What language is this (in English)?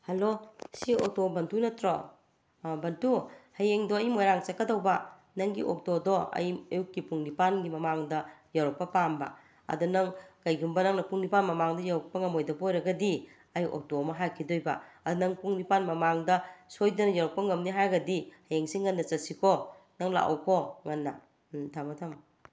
Manipuri